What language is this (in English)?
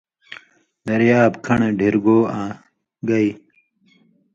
Indus Kohistani